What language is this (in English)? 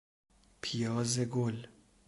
Persian